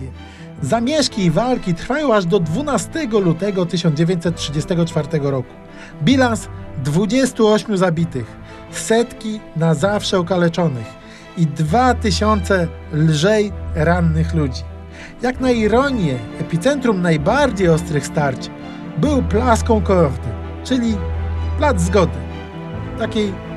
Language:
Polish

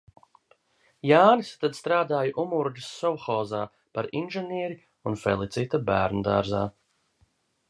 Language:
Latvian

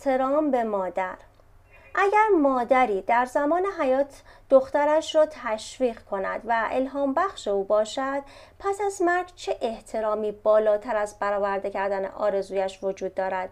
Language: Persian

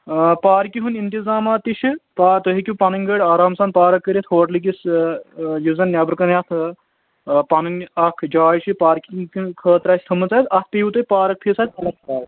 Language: Kashmiri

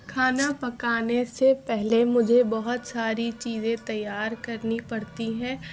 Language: Urdu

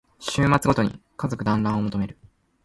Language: Japanese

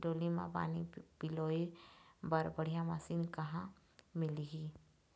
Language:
Chhattisgarhi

